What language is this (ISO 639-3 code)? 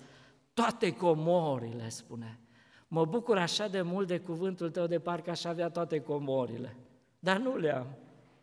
ron